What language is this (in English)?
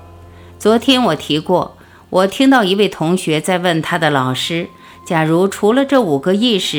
Chinese